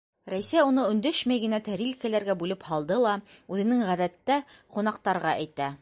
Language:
Bashkir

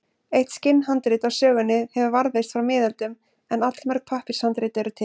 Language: Icelandic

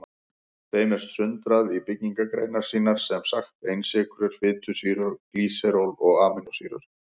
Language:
Icelandic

